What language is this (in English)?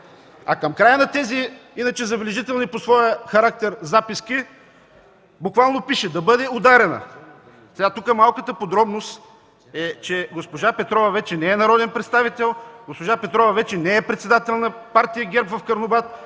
Bulgarian